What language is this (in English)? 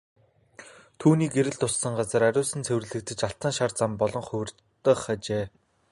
Mongolian